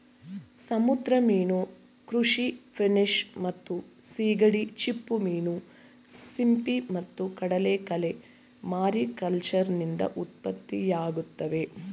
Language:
Kannada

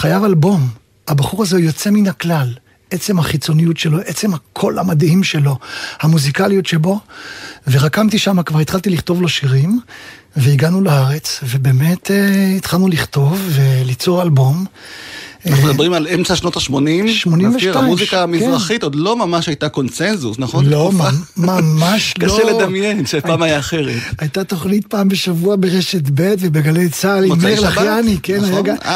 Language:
Hebrew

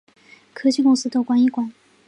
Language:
Chinese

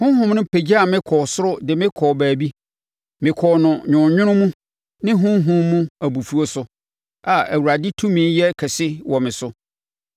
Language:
Akan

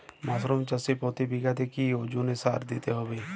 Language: Bangla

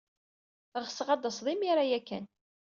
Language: Kabyle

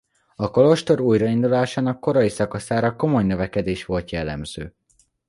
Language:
Hungarian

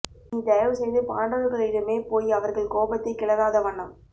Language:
Tamil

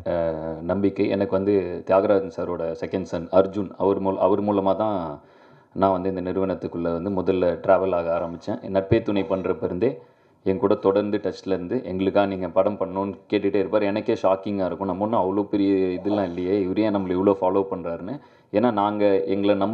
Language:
Arabic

